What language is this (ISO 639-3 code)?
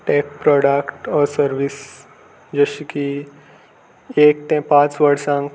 kok